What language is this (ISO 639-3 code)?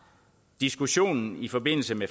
dan